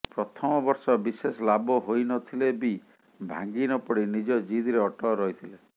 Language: Odia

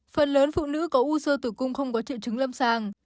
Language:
Vietnamese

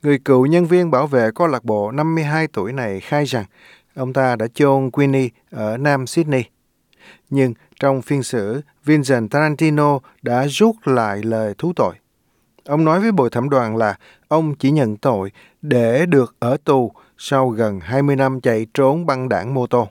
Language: Vietnamese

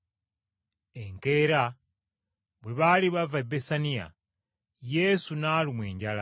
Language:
Ganda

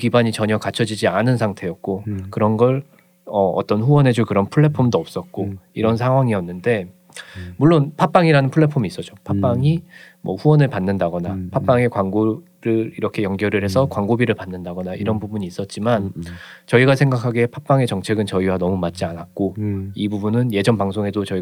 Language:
Korean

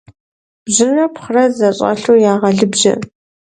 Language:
Kabardian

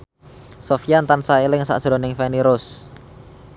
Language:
Javanese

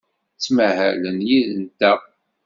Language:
Kabyle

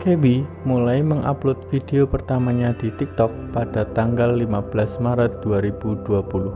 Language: Indonesian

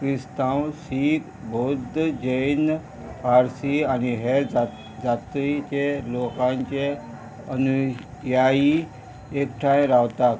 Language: Konkani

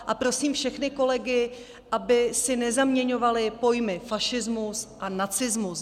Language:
Czech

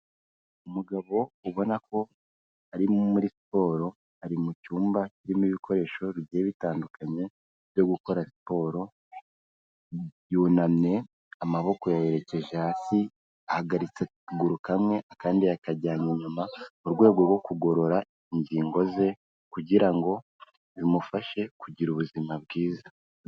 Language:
Kinyarwanda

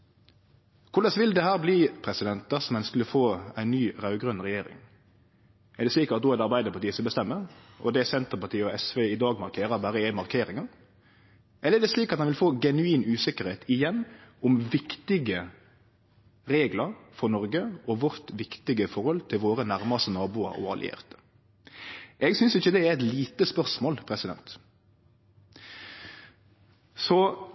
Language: Norwegian Nynorsk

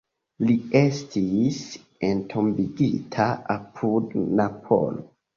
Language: Esperanto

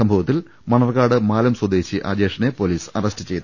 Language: Malayalam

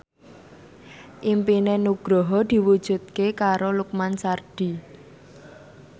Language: Javanese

